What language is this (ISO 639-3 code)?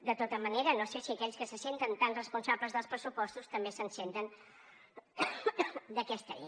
cat